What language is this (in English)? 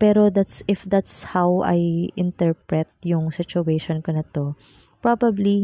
Filipino